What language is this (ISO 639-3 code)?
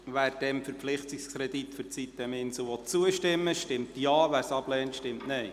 gsw